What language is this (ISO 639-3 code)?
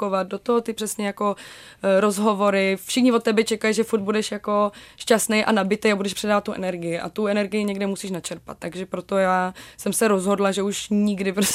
ces